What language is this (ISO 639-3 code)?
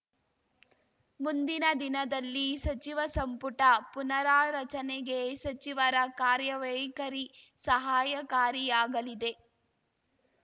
kan